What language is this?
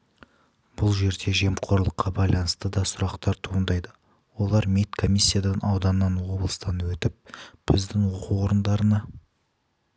Kazakh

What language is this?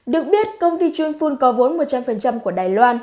Vietnamese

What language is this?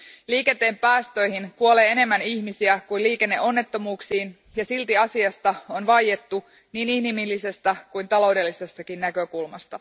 Finnish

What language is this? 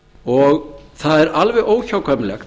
Icelandic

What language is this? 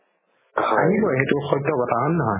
Assamese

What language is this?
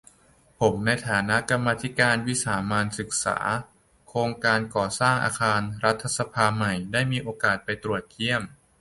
Thai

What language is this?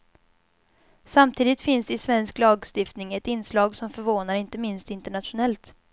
Swedish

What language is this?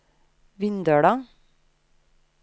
Norwegian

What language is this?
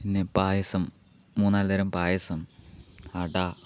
Malayalam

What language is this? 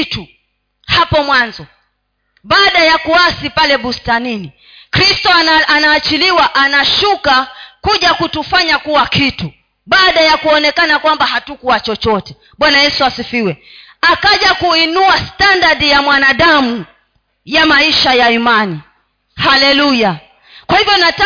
Swahili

